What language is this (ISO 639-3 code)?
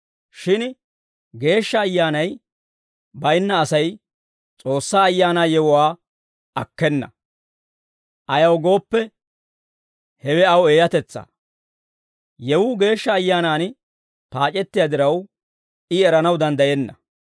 dwr